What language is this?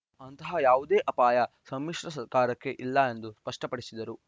Kannada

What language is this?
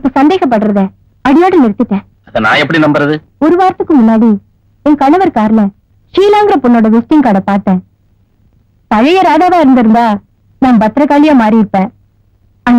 Tamil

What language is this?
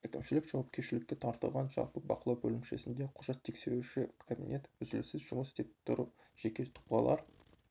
Kazakh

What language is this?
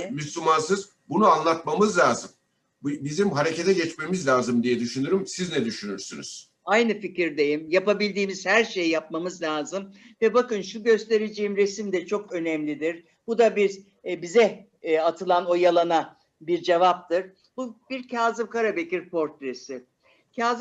Turkish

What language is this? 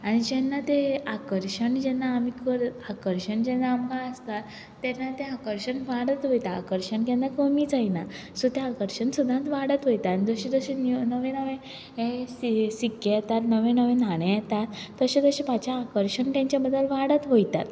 Konkani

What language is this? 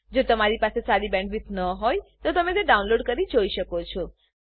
Gujarati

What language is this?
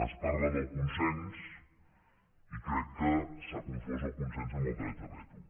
Catalan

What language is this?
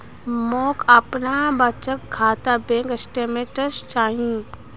Magahi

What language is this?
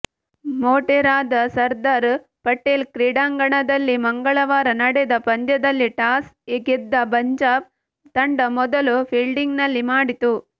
Kannada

